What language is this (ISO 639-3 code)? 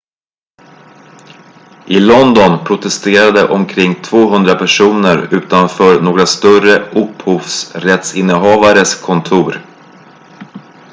swe